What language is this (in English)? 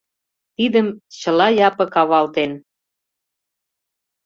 Mari